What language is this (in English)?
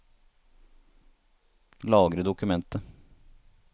Norwegian